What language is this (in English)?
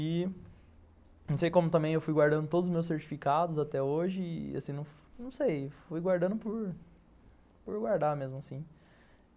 Portuguese